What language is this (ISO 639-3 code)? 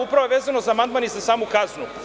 srp